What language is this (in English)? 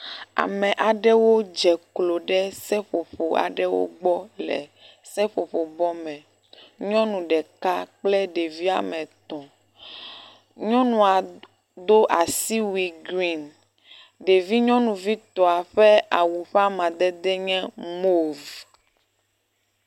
Ewe